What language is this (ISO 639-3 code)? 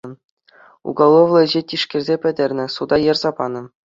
chv